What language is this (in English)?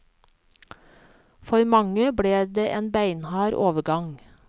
Norwegian